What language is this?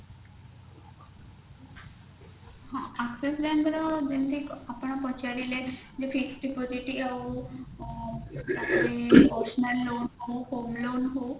Odia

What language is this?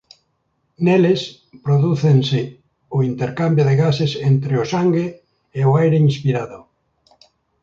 Galician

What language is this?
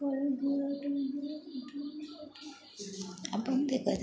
Maithili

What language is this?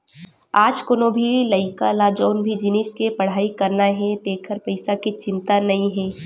Chhattisgarhi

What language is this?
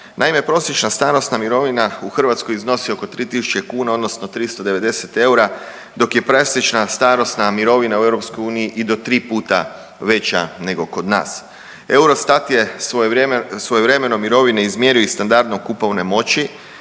Croatian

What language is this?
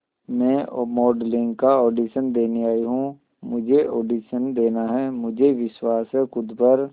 Hindi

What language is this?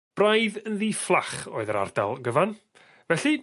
Welsh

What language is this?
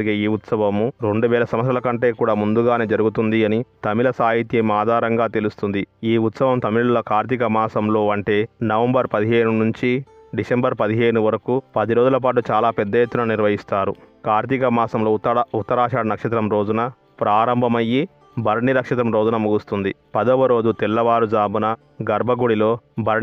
Telugu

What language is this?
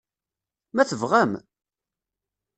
Kabyle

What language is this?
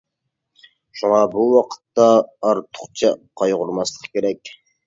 Uyghur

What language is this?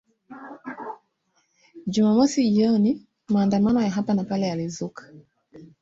Swahili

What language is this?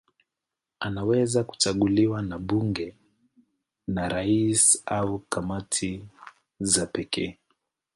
Swahili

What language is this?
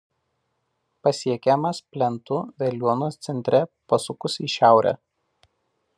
Lithuanian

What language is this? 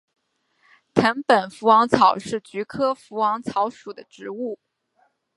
Chinese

